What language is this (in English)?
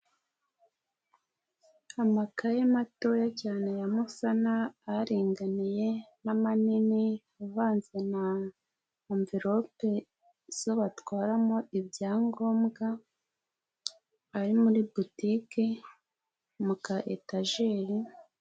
Kinyarwanda